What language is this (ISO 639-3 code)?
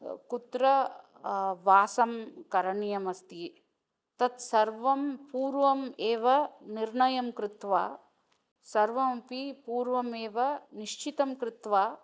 san